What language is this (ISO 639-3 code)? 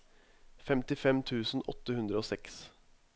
nor